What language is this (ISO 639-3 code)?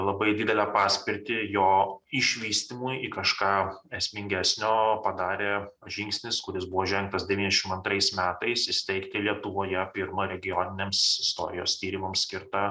lit